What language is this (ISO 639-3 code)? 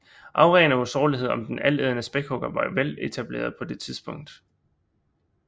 dan